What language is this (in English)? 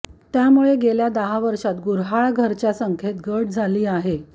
Marathi